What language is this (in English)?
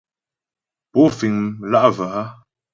Ghomala